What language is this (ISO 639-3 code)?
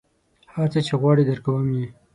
pus